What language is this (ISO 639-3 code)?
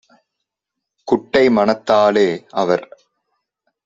tam